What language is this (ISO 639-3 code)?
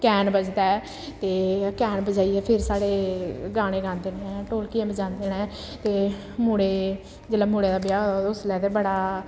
doi